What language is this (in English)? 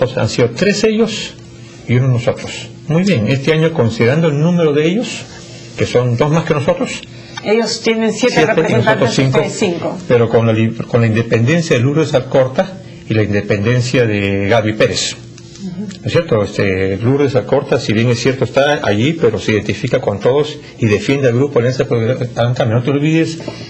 Spanish